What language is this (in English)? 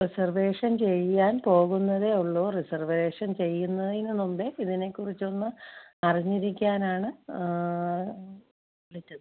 Malayalam